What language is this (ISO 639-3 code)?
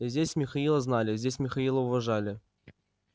rus